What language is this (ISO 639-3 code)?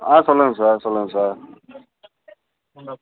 tam